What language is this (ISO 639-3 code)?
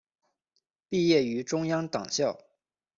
zho